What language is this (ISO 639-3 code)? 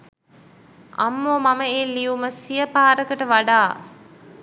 sin